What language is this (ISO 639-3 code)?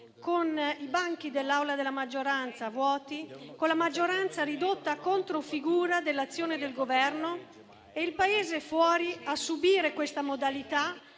ita